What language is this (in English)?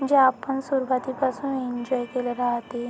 Marathi